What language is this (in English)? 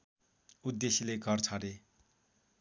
Nepali